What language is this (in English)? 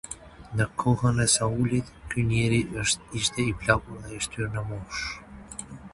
Albanian